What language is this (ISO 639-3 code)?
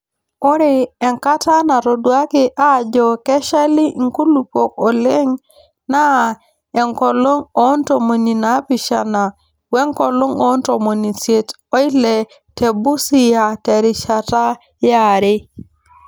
mas